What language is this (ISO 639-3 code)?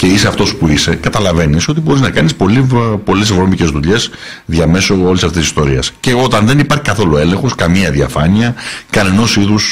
ell